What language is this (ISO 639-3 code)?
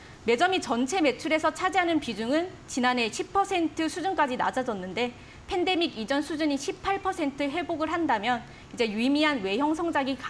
kor